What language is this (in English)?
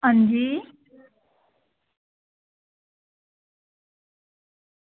Dogri